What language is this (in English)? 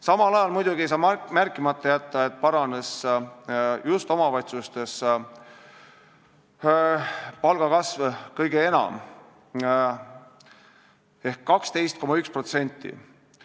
Estonian